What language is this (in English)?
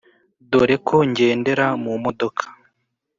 Kinyarwanda